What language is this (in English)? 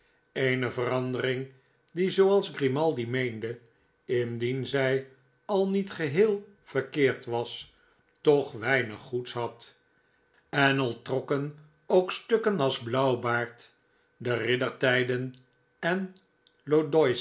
Dutch